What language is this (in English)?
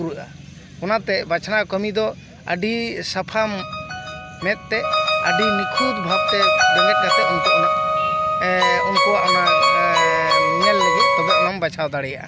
Santali